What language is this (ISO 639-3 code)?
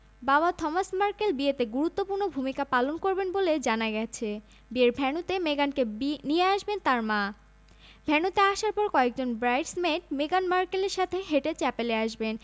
ben